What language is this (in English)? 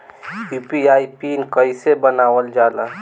Bhojpuri